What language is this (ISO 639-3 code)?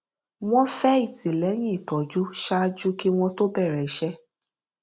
yor